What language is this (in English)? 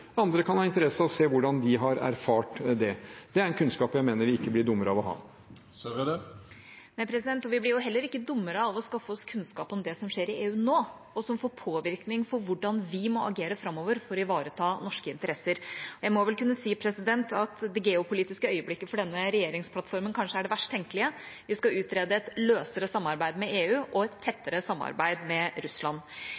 Norwegian